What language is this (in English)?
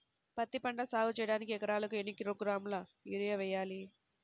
Telugu